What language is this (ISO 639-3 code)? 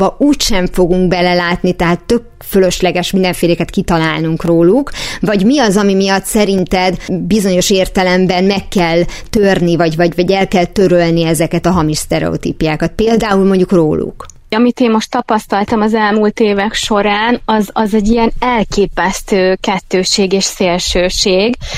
hun